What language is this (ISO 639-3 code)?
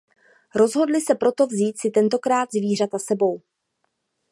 ces